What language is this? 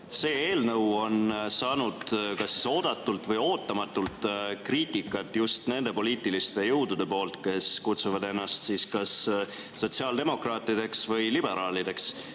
Estonian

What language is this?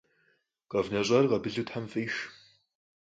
Kabardian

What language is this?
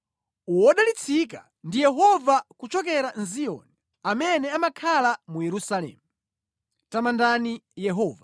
Nyanja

